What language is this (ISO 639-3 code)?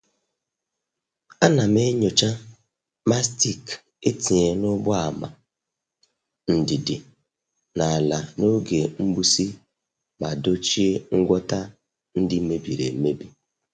ibo